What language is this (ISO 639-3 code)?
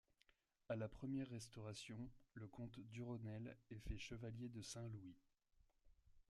fra